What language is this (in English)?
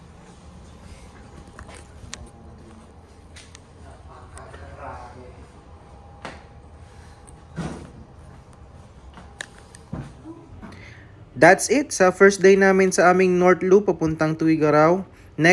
Filipino